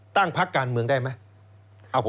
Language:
Thai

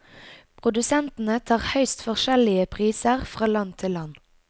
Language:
Norwegian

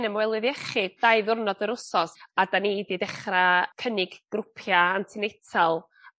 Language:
Welsh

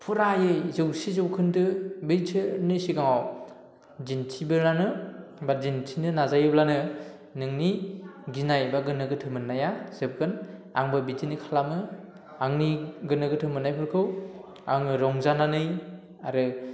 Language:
Bodo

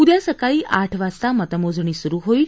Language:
Marathi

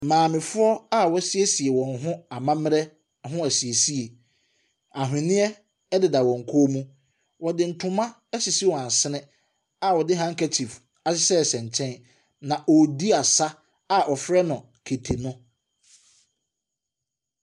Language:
Akan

